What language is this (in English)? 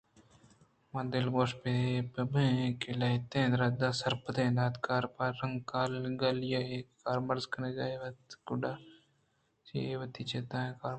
Eastern Balochi